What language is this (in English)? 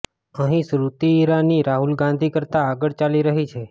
Gujarati